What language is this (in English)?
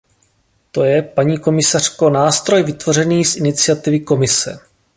Czech